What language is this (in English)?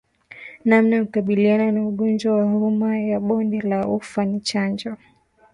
Swahili